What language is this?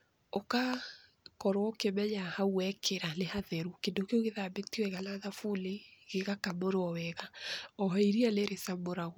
Kikuyu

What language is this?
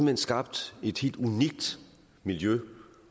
Danish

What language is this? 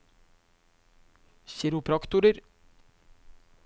Norwegian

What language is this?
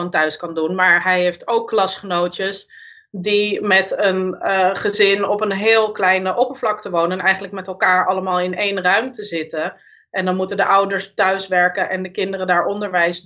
Dutch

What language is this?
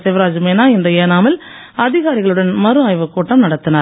Tamil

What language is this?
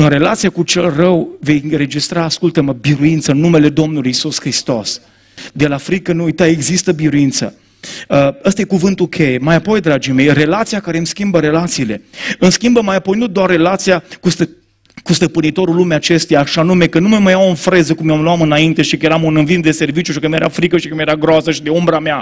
Romanian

